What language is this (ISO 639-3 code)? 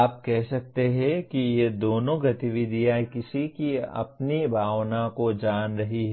hin